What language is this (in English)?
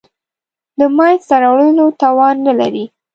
Pashto